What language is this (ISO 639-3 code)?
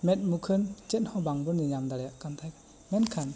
sat